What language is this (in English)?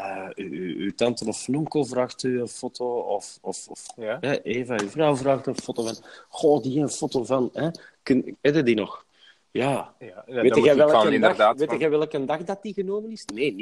Dutch